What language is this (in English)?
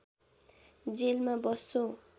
Nepali